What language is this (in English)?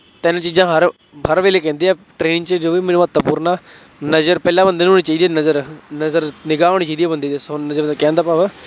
Punjabi